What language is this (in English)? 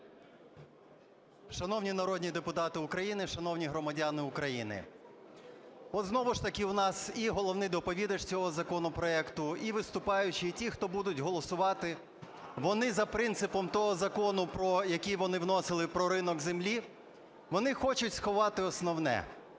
Ukrainian